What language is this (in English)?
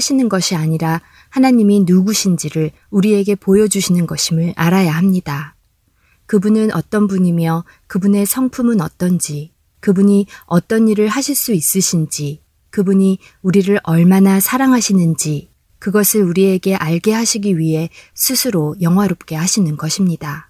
Korean